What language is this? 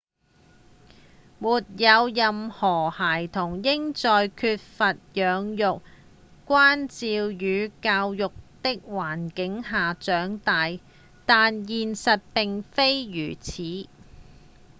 Cantonese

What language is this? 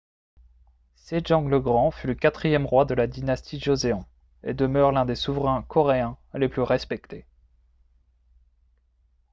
French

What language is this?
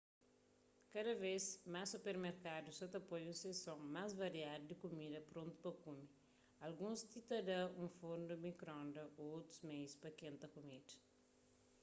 Kabuverdianu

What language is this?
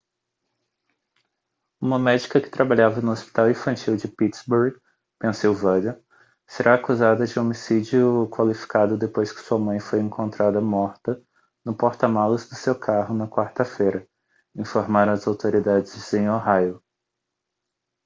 Portuguese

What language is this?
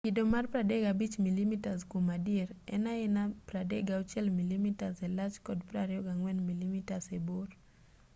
Luo (Kenya and Tanzania)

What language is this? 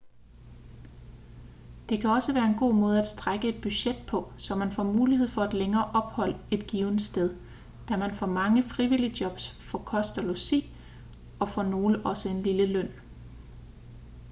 Danish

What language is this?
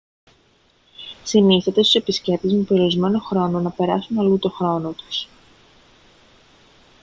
Greek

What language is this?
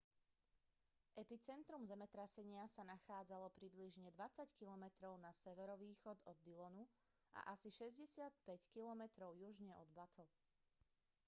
Slovak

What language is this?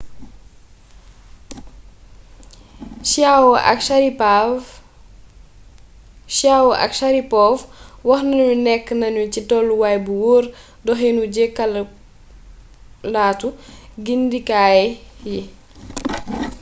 Wolof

